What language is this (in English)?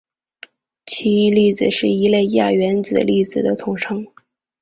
Chinese